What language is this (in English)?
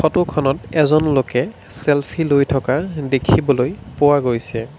Assamese